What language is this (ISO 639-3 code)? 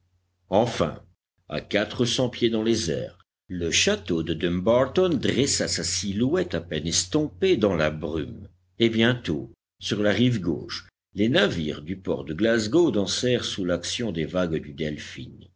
fra